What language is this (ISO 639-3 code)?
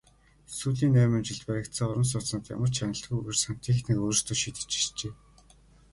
mon